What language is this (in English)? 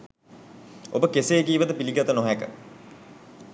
Sinhala